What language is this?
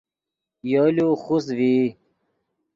Yidgha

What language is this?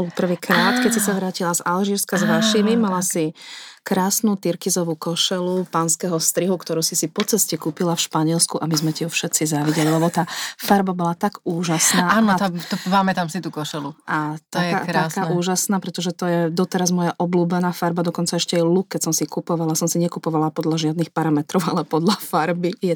Slovak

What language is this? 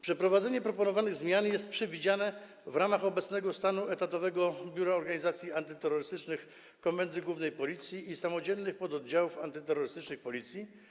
Polish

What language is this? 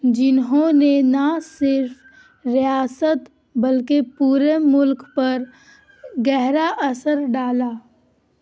Urdu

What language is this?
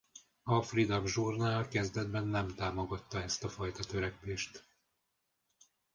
Hungarian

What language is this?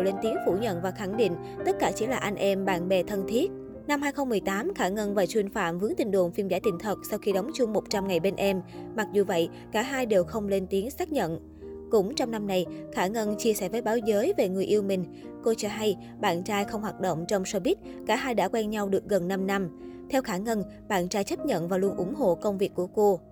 Vietnamese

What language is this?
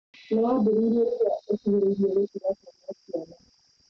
Kikuyu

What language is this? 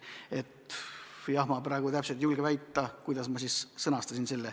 Estonian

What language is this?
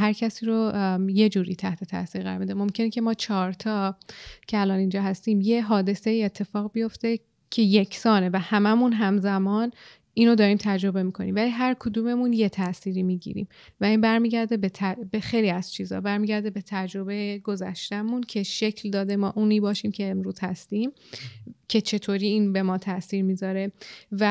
Persian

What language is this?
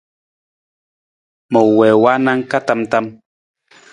Nawdm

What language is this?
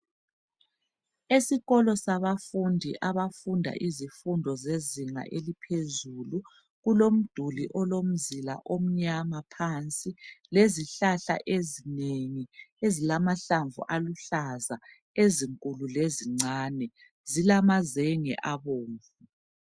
North Ndebele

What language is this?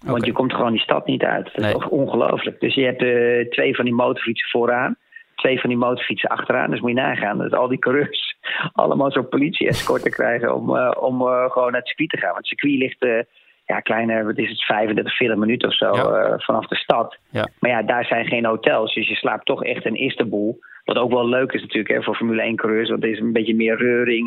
Dutch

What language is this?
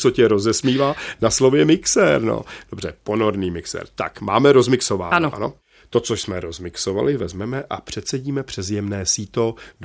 Czech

